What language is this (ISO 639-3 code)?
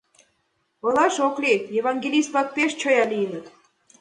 chm